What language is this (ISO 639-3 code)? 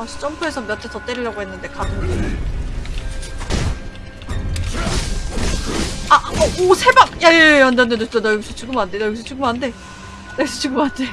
kor